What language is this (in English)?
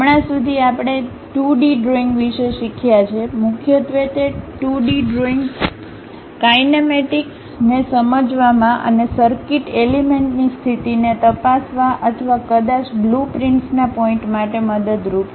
Gujarati